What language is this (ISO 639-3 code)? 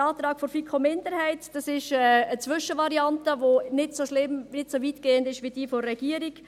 gsw